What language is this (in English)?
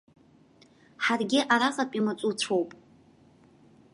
Abkhazian